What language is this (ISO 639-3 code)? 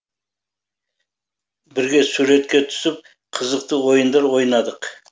kaz